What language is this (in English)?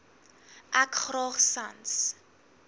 Afrikaans